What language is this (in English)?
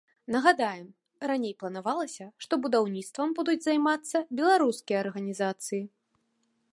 Belarusian